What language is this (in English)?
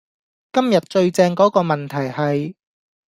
Cantonese